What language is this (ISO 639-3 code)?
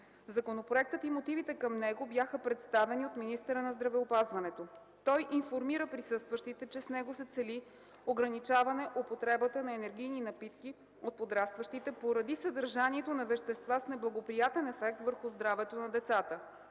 bul